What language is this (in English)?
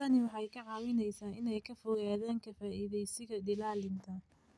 Somali